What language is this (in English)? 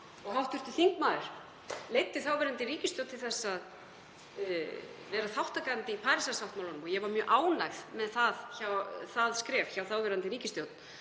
Icelandic